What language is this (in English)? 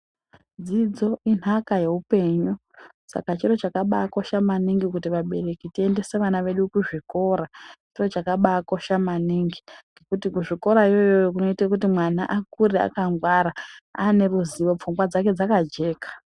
Ndau